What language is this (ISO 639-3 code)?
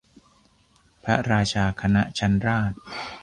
tha